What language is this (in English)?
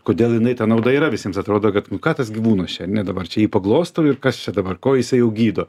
Lithuanian